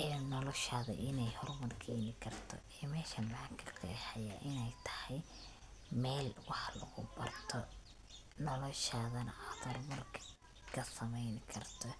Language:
Somali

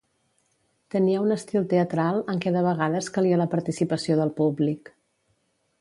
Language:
Catalan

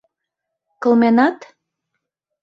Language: Mari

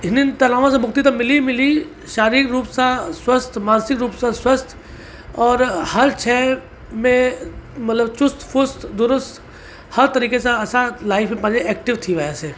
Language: Sindhi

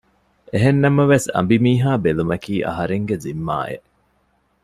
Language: Divehi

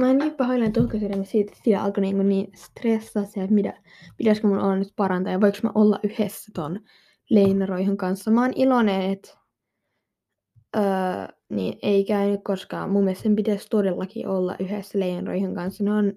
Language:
Finnish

